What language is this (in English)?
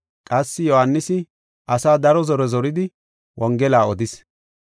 Gofa